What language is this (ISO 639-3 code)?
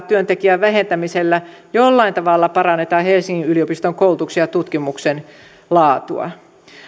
fin